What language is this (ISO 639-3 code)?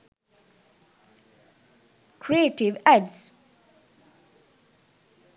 sin